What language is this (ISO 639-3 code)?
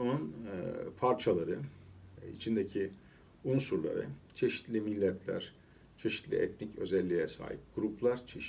tur